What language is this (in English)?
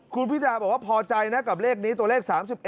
Thai